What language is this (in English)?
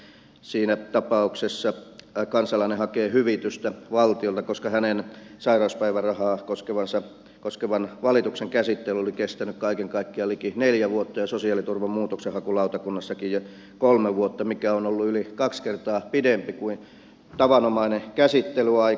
Finnish